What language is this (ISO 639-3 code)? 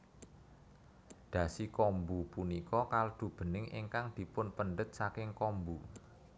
jav